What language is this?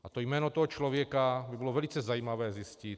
Czech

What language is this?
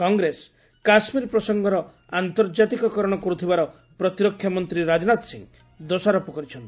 Odia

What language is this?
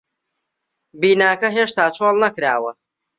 Central Kurdish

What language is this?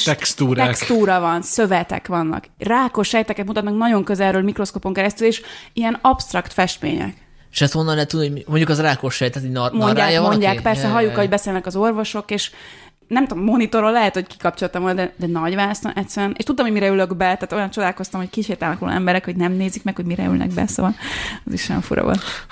Hungarian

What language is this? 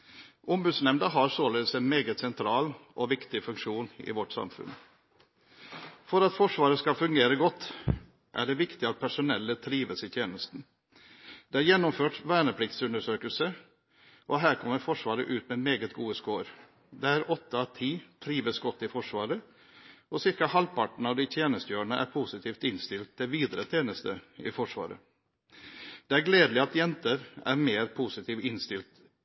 Norwegian Bokmål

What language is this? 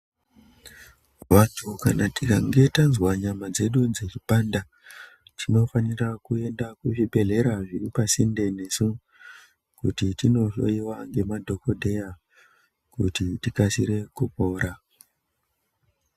Ndau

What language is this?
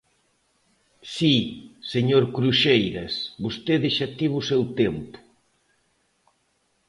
Galician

